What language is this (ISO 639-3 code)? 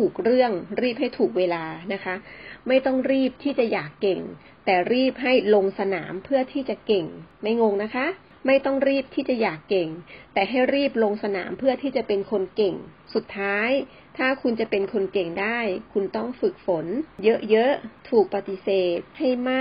tha